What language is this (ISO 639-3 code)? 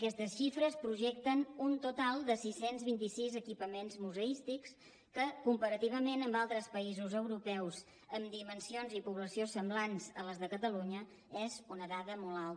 cat